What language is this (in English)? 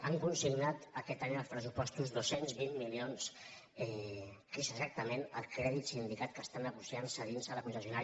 Catalan